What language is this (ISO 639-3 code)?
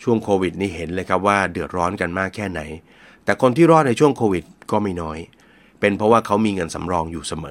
tha